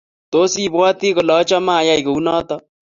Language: Kalenjin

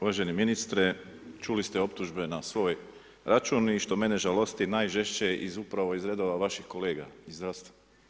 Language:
Croatian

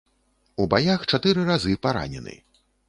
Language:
Belarusian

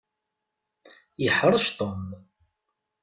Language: Kabyle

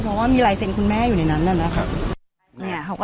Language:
Thai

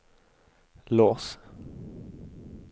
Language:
Norwegian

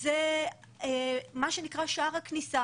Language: Hebrew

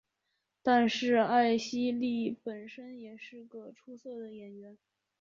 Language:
Chinese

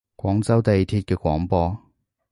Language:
Cantonese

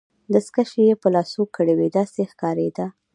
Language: Pashto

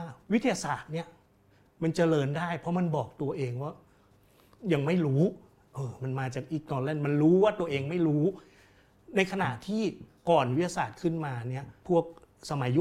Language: Thai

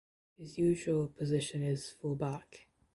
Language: English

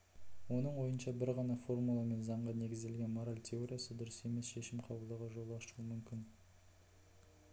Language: Kazakh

